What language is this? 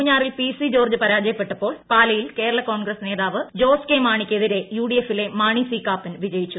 Malayalam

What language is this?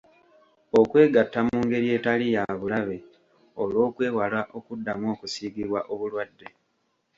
Ganda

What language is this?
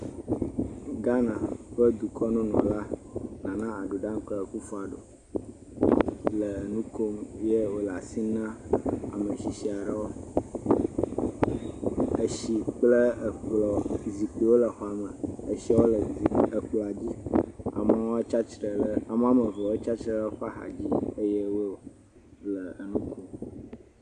Ewe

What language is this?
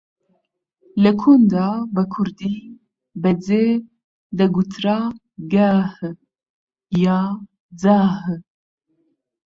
Central Kurdish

